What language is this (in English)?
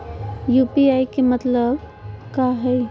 Magahi